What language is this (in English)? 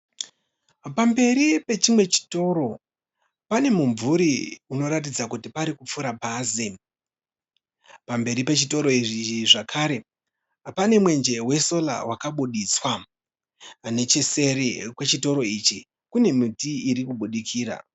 Shona